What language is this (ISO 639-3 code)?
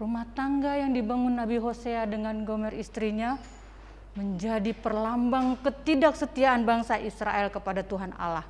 ind